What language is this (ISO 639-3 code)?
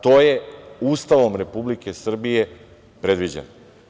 srp